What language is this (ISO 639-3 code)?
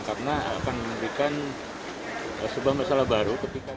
ind